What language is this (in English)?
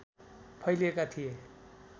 Nepali